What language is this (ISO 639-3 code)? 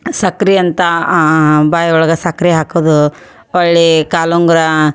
kan